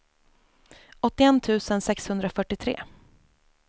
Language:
Swedish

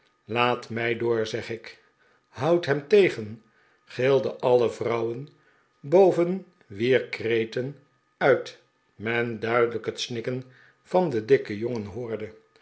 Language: Dutch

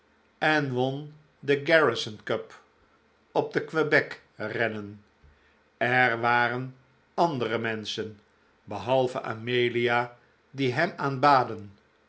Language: Dutch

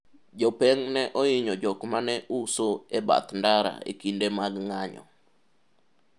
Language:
Luo (Kenya and Tanzania)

